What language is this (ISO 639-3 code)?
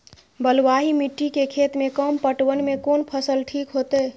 mai